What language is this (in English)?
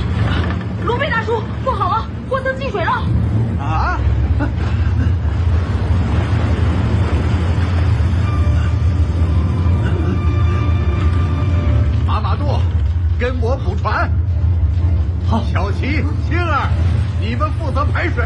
Chinese